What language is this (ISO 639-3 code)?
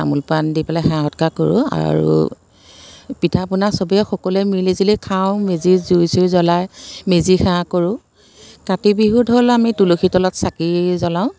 asm